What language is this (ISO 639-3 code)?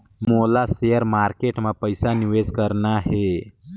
hne